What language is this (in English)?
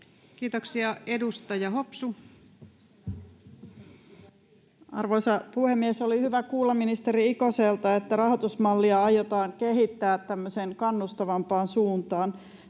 Finnish